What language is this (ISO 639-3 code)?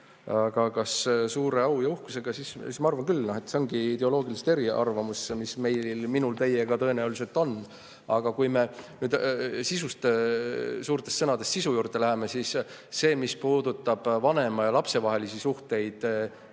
est